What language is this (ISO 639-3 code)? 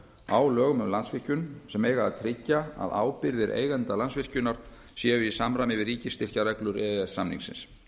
isl